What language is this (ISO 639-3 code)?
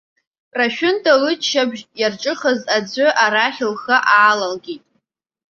abk